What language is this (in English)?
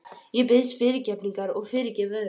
Icelandic